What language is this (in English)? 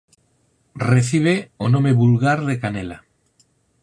Galician